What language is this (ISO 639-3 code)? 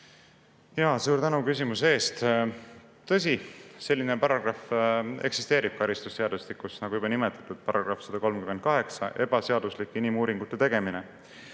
est